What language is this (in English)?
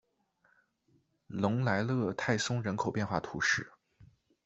Chinese